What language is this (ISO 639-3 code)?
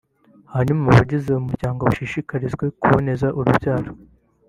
kin